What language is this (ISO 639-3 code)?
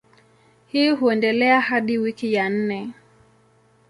swa